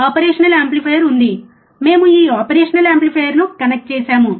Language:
Telugu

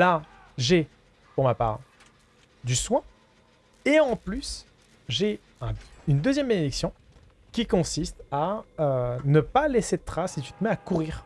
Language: French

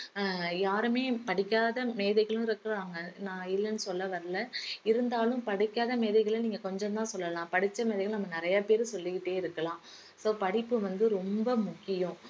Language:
Tamil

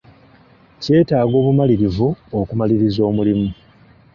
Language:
Ganda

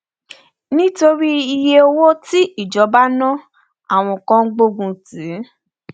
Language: Yoruba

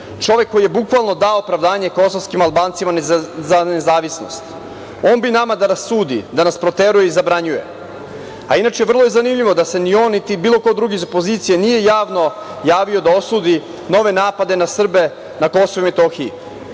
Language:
Serbian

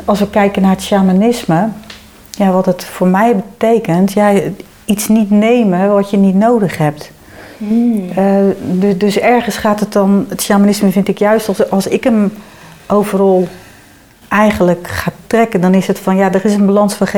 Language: Dutch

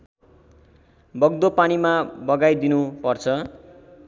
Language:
Nepali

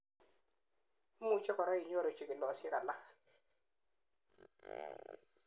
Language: Kalenjin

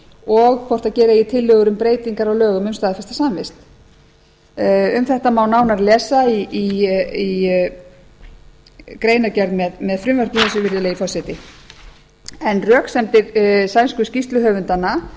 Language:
Icelandic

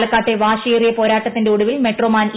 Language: Malayalam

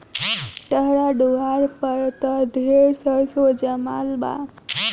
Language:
Bhojpuri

